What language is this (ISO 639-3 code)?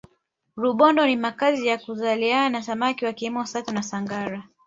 swa